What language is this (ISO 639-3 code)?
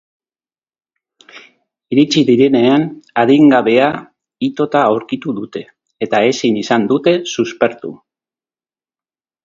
eus